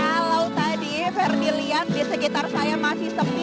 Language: Indonesian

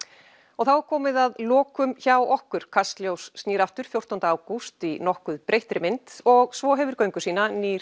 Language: Icelandic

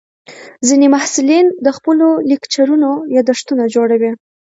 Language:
Pashto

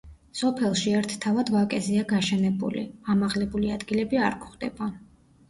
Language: Georgian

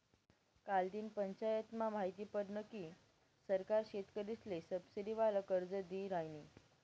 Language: Marathi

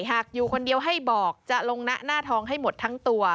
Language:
Thai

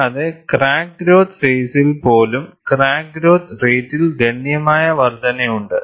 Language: Malayalam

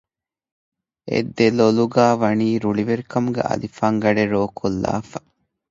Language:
Divehi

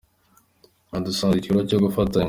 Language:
Kinyarwanda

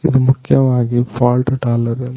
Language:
Kannada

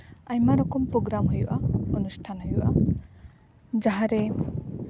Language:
Santali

